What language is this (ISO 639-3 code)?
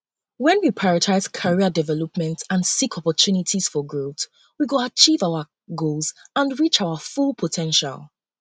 pcm